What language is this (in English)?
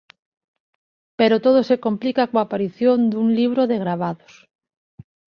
Galician